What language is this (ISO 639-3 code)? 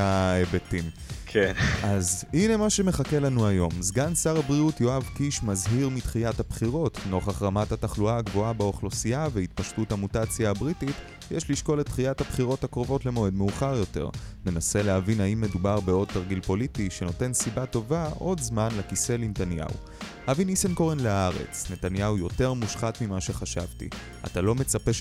heb